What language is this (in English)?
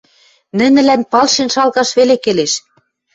Western Mari